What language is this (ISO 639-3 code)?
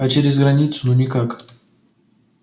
rus